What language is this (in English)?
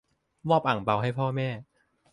Thai